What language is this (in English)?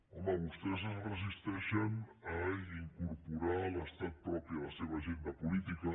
Catalan